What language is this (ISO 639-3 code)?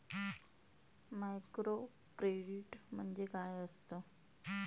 mar